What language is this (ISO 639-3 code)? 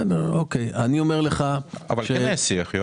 heb